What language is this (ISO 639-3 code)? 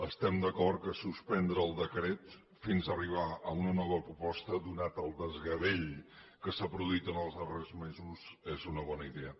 cat